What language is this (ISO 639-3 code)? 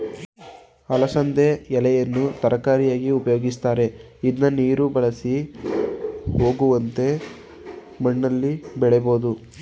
kan